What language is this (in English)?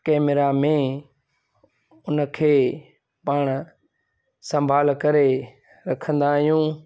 Sindhi